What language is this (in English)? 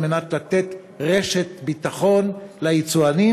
Hebrew